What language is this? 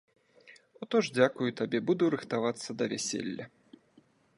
Belarusian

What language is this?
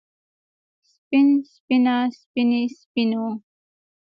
Pashto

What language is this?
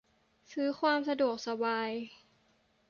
Thai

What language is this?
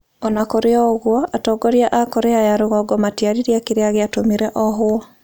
Kikuyu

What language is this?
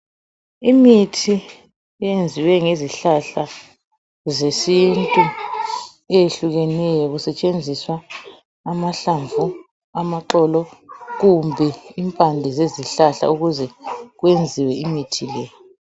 North Ndebele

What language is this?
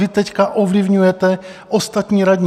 Czech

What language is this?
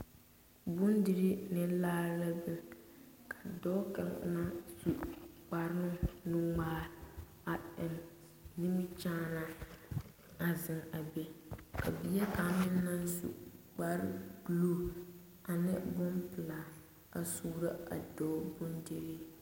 Southern Dagaare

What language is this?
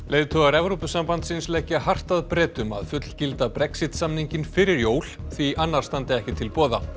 Icelandic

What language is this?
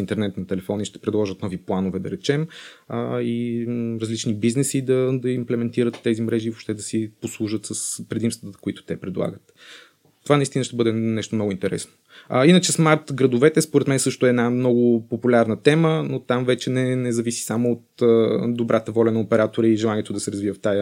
Bulgarian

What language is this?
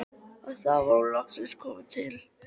Icelandic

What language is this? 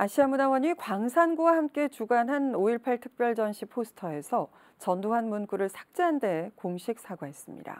Korean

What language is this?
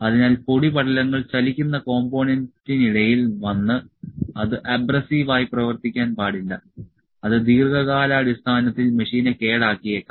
Malayalam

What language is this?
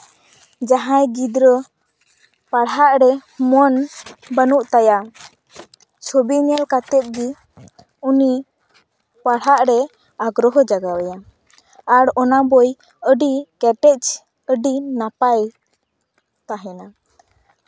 Santali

